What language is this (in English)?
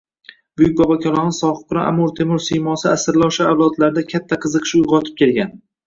Uzbek